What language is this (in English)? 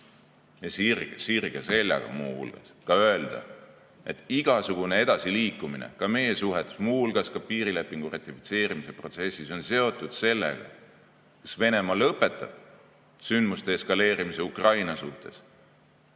Estonian